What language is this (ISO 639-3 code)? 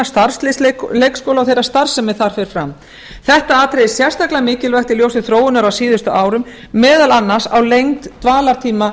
isl